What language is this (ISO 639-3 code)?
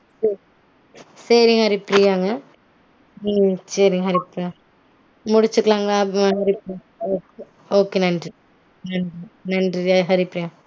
tam